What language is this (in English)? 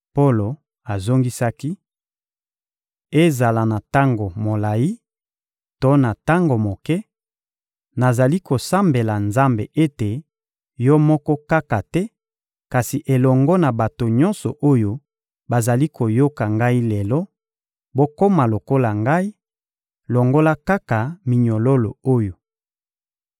Lingala